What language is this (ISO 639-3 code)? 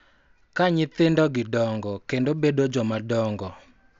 luo